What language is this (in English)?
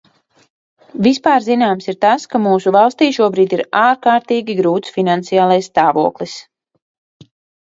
Latvian